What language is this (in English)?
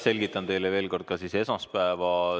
Estonian